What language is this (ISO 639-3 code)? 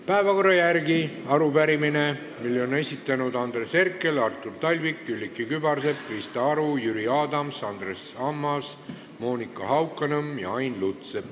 est